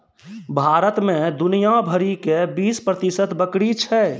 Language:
Maithili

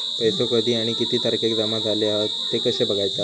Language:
Marathi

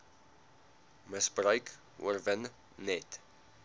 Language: Afrikaans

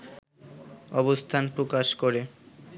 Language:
Bangla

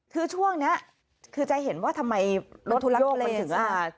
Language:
Thai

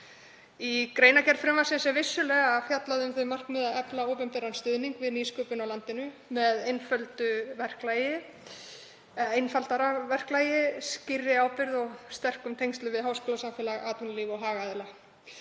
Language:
Icelandic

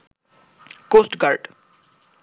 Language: Bangla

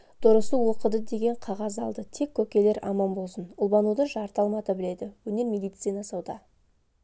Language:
Kazakh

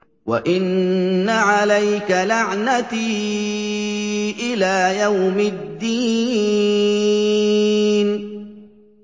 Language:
Arabic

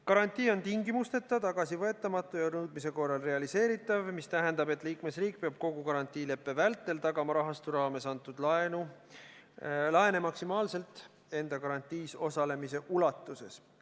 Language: Estonian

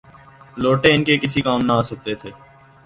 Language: Urdu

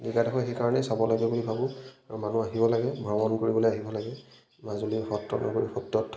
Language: Assamese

